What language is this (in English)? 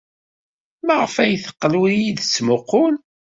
Kabyle